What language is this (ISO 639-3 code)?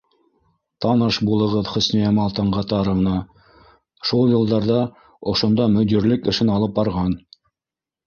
bak